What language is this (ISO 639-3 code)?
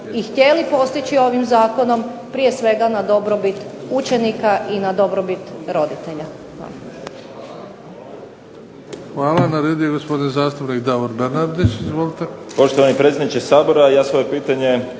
hrv